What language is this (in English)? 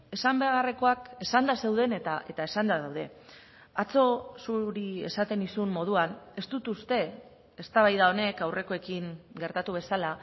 Basque